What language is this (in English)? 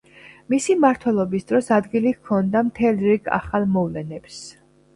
Georgian